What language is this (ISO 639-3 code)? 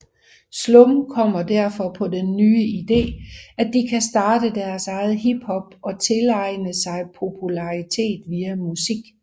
dan